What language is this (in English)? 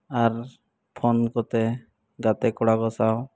Santali